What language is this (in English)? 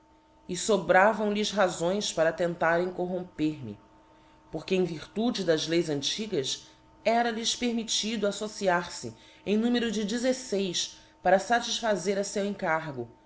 Portuguese